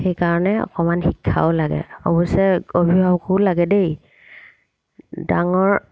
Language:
Assamese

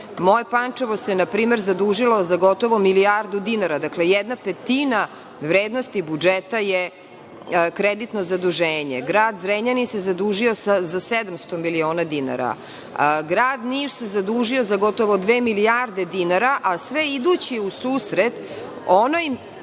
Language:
Serbian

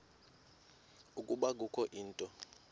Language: Xhosa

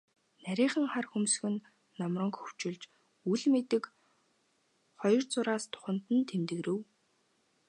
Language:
Mongolian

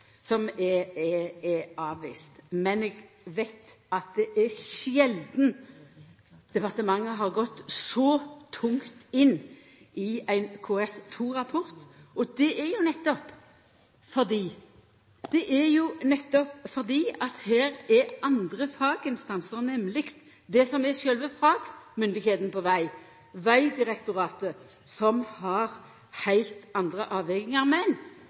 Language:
Norwegian Nynorsk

